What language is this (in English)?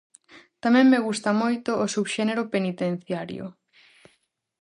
Galician